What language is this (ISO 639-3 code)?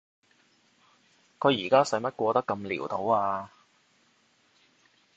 yue